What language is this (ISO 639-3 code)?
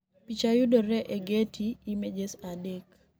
luo